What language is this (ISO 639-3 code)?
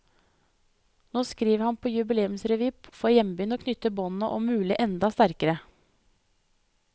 nor